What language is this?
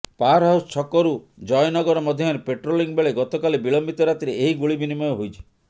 Odia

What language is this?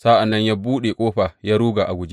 Hausa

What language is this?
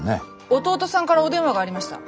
Japanese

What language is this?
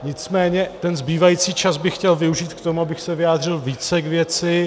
Czech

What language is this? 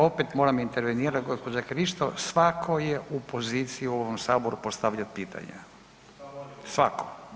Croatian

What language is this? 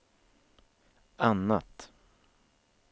Swedish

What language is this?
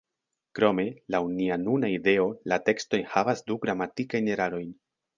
Esperanto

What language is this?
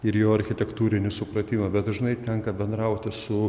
Lithuanian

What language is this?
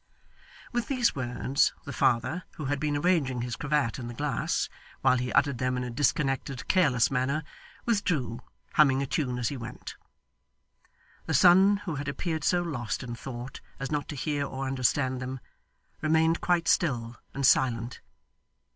English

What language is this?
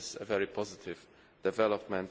English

